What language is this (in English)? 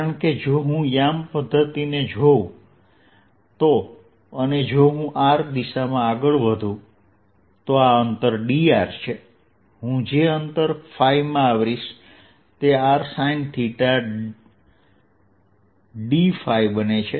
Gujarati